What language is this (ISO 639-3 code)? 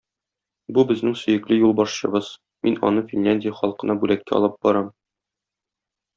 tat